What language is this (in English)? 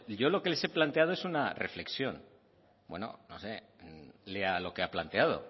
Spanish